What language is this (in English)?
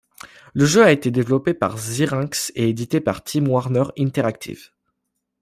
French